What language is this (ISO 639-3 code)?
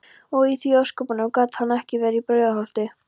isl